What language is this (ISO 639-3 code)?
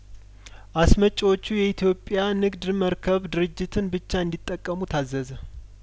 amh